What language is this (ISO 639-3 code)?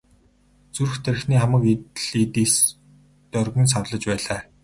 mon